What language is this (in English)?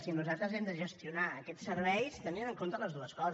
Catalan